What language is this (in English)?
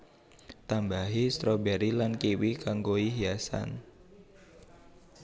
Javanese